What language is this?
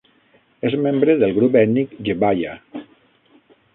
Catalan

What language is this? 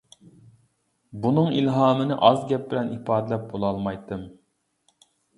Uyghur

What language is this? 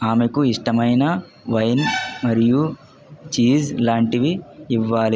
Telugu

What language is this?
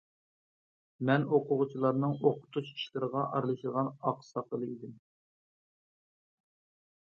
Uyghur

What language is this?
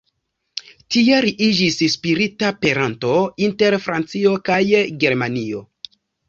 Esperanto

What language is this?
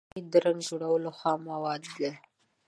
Pashto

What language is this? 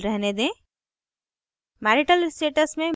Hindi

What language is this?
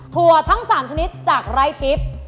Thai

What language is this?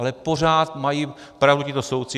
Czech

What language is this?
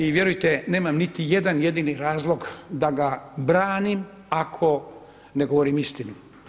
Croatian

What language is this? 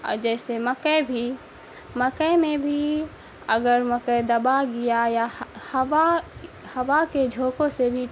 Urdu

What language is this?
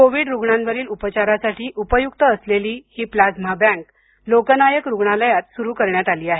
Marathi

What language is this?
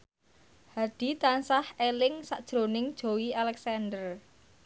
Javanese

